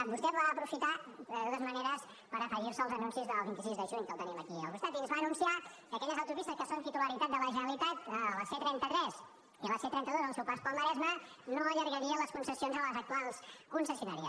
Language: Catalan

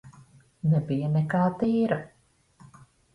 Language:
Latvian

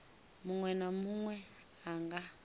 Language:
Venda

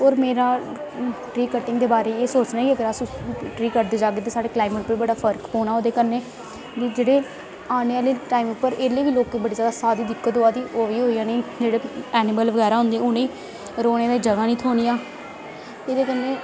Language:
Dogri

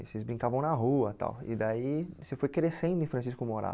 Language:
Portuguese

